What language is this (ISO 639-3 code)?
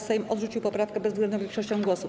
pol